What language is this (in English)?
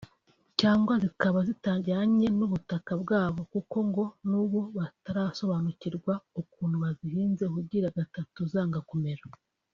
Kinyarwanda